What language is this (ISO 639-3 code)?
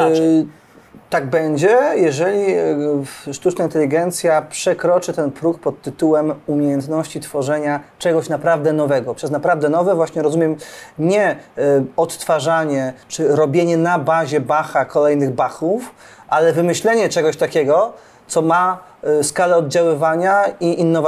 pol